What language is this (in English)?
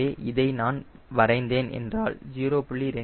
Tamil